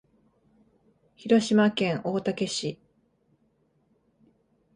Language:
Japanese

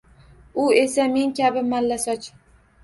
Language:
Uzbek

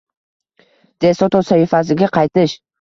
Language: Uzbek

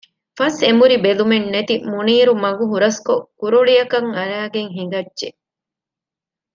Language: Divehi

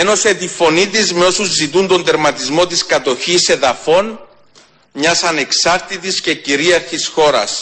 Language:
Greek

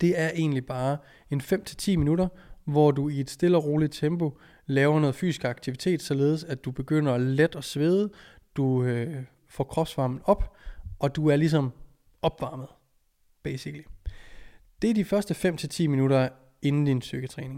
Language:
Danish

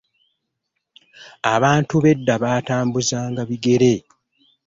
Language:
Ganda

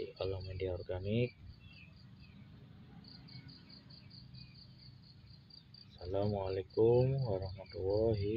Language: Indonesian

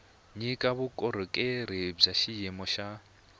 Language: Tsonga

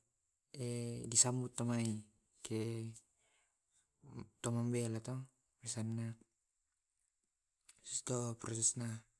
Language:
Tae'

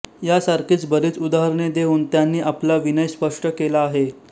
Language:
Marathi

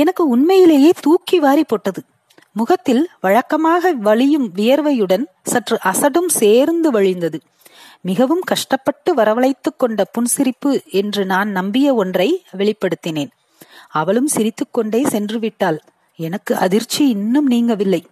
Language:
Tamil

